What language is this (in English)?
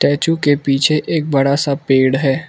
Hindi